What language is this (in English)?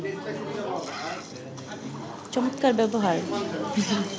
Bangla